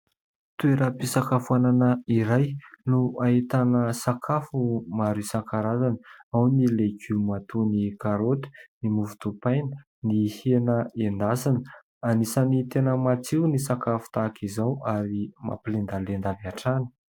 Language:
Malagasy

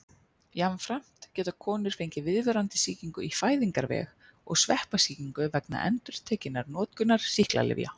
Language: Icelandic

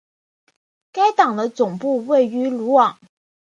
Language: Chinese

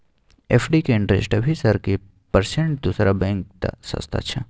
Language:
Maithili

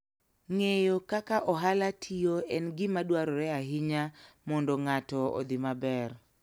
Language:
Luo (Kenya and Tanzania)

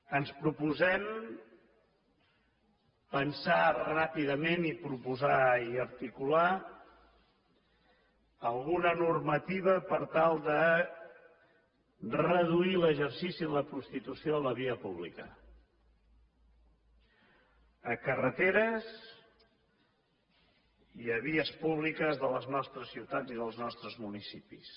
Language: Catalan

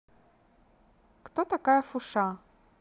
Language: Russian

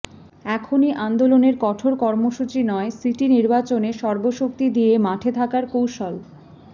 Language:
Bangla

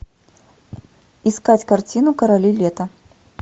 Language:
Russian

